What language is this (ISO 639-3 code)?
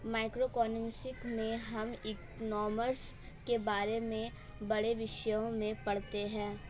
hin